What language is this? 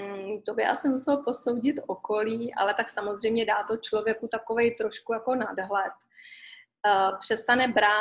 Czech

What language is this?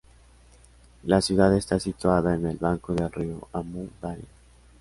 Spanish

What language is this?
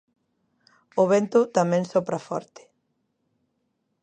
Galician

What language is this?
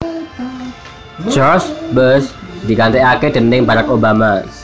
Javanese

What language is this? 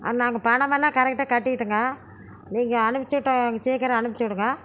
Tamil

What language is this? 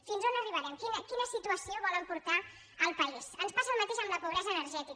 Catalan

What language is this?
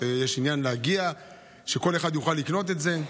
Hebrew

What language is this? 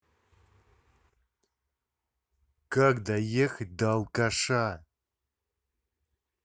Russian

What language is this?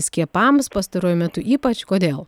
Lithuanian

